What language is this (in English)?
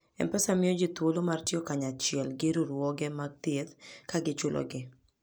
Luo (Kenya and Tanzania)